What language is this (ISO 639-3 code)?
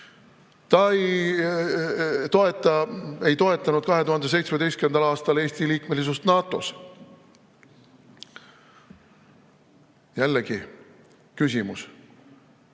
est